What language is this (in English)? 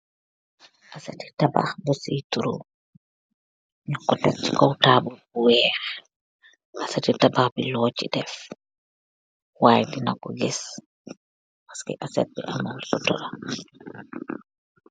Wolof